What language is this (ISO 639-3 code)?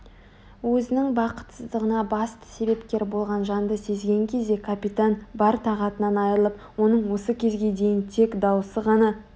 kaz